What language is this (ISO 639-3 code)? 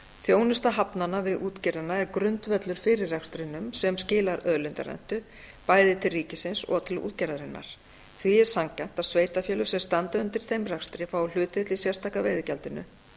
isl